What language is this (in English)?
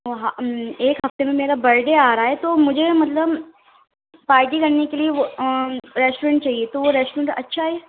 Urdu